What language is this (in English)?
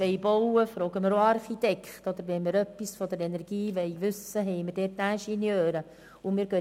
Swiss German